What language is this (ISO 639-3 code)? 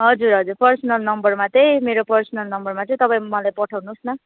nep